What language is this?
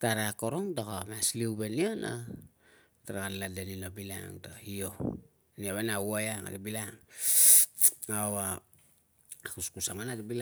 Tungag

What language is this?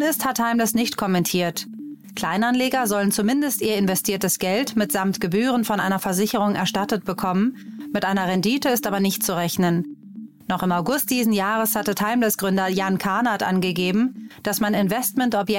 German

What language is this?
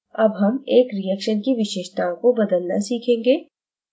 Hindi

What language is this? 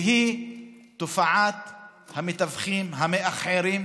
Hebrew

